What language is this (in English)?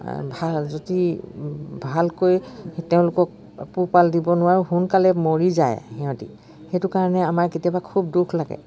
Assamese